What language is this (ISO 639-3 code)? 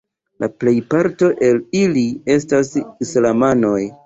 epo